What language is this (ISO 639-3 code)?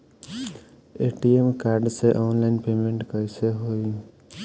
bho